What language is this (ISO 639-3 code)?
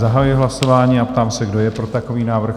ces